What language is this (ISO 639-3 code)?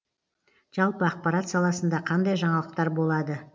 kaz